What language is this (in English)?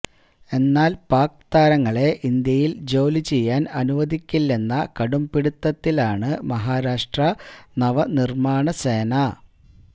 Malayalam